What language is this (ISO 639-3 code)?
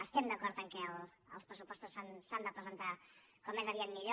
cat